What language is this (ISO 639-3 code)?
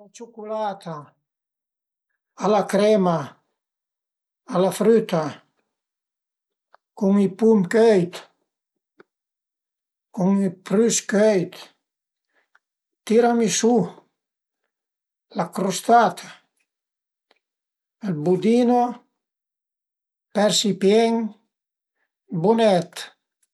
pms